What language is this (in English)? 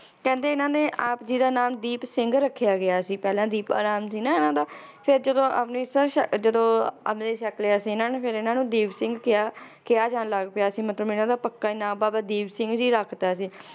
Punjabi